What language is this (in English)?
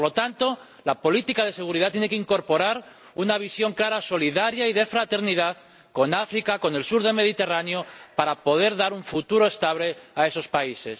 Spanish